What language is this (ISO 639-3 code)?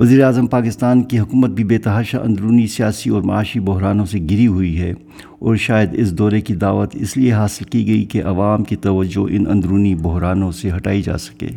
urd